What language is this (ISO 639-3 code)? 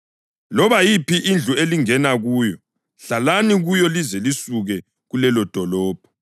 nde